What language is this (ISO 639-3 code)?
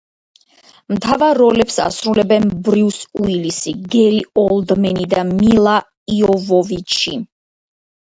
kat